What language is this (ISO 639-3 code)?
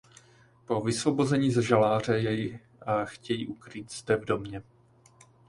ces